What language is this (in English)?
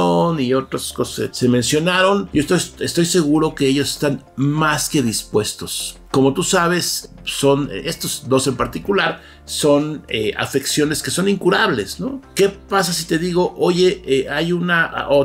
Spanish